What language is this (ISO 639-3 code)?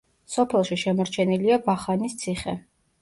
kat